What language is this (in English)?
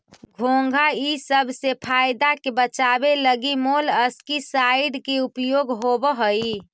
Magahi